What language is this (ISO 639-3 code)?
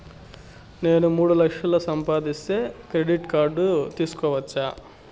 tel